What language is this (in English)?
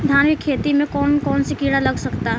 Bhojpuri